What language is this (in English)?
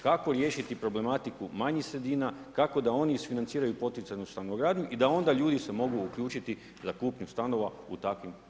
Croatian